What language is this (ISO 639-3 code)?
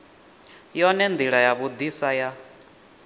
ven